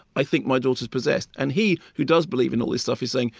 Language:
English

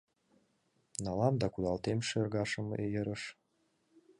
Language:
Mari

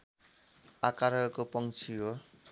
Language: Nepali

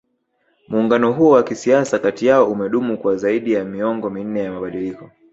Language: Swahili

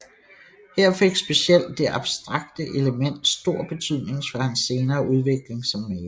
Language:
Danish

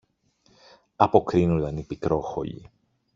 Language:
Greek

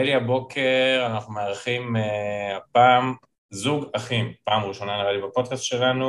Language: Hebrew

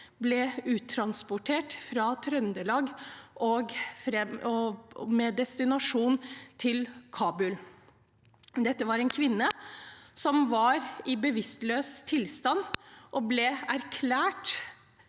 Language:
Norwegian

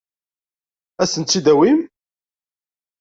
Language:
Kabyle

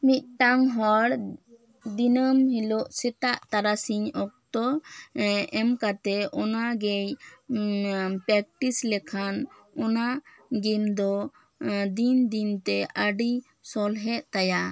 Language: Santali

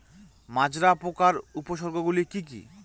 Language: Bangla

